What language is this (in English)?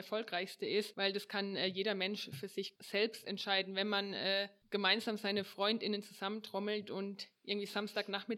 German